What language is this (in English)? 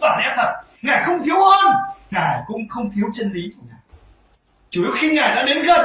Vietnamese